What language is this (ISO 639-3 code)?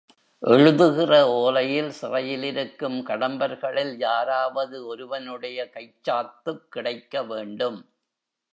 tam